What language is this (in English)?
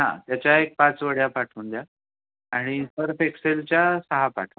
Marathi